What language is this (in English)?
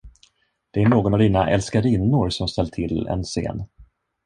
Swedish